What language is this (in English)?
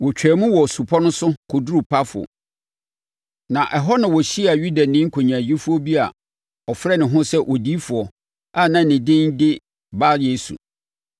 Akan